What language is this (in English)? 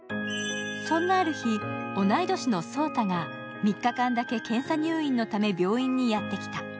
Japanese